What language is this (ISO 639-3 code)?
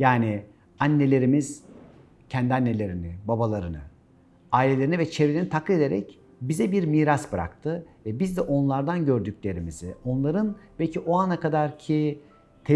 tur